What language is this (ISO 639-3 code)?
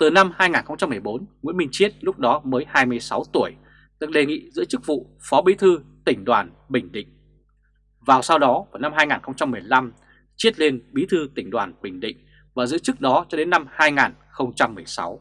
vie